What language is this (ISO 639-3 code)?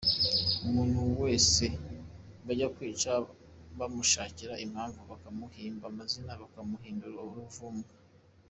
kin